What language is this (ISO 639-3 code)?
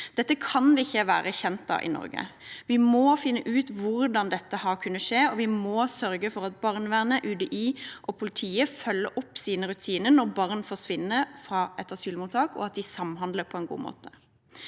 nor